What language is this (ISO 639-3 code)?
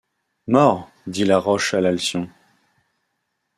fra